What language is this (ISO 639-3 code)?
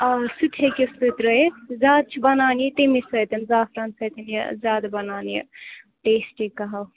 kas